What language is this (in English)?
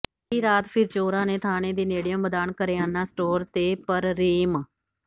Punjabi